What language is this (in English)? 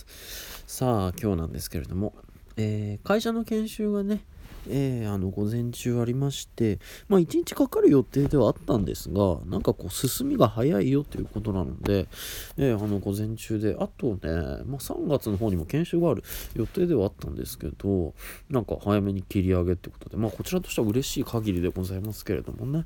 Japanese